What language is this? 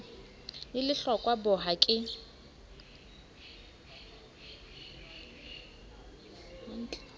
Southern Sotho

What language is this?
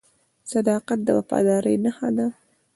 Pashto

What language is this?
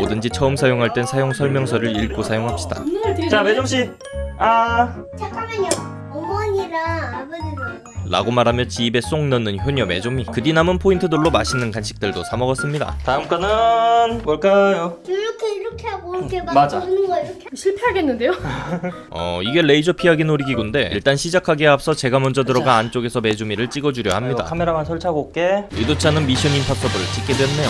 Korean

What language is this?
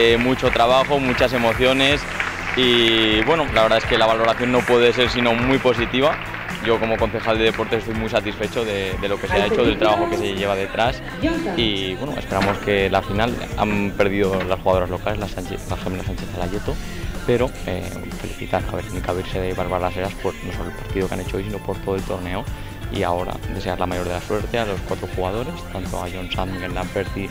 Spanish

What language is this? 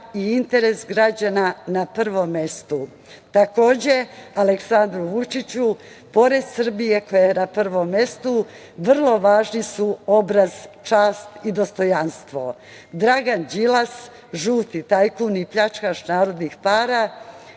Serbian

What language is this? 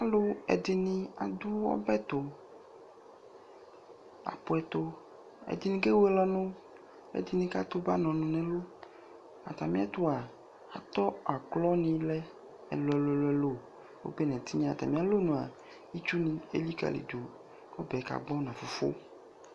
Ikposo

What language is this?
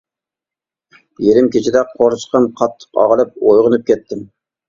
Uyghur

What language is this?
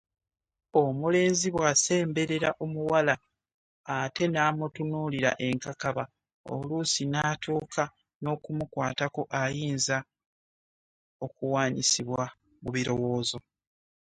Ganda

